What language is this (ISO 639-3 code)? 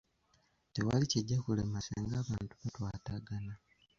lug